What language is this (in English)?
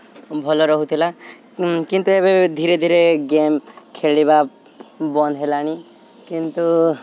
Odia